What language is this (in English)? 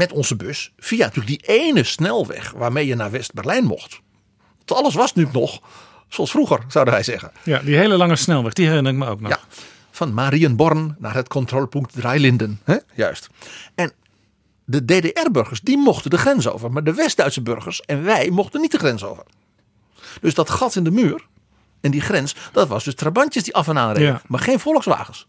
Dutch